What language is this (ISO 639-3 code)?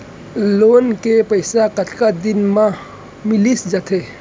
hne